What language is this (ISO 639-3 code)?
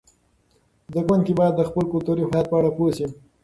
pus